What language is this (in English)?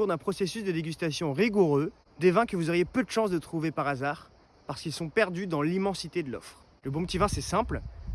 French